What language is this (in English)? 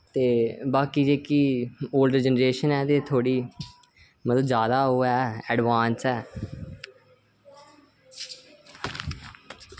Dogri